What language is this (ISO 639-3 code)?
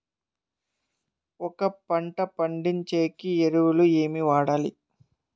tel